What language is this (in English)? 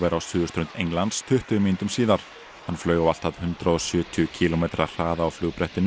Icelandic